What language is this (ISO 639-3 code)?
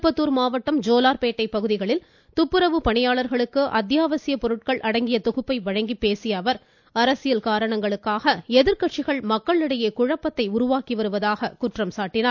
tam